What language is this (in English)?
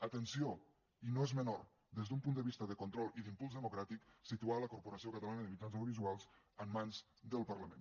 Catalan